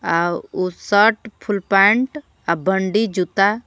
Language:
Bhojpuri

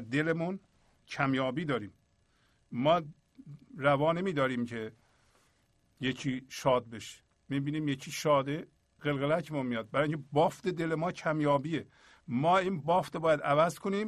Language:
Persian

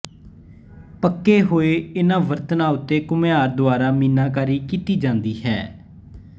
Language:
Punjabi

